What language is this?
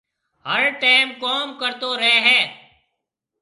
Marwari (Pakistan)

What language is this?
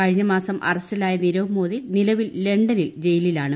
Malayalam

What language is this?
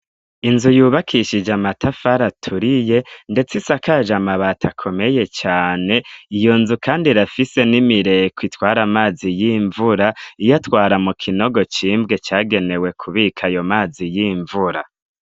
Rundi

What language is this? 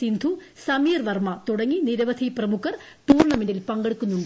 Malayalam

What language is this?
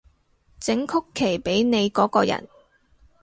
Cantonese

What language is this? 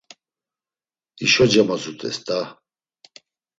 Laz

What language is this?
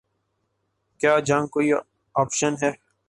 Urdu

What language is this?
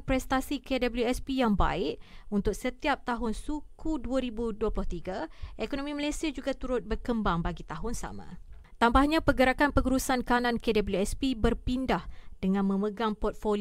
Malay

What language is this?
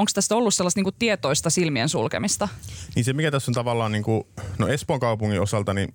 Finnish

